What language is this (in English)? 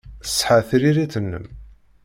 Kabyle